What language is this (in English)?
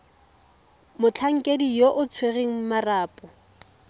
Tswana